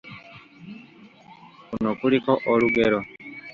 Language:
Ganda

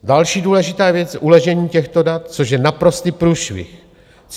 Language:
Czech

